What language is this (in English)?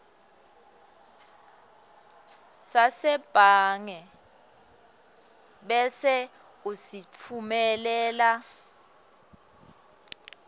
Swati